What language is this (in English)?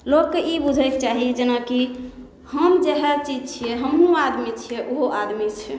Maithili